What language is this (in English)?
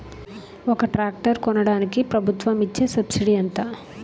Telugu